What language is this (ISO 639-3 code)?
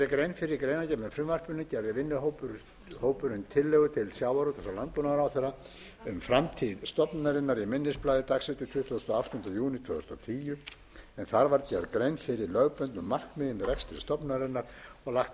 isl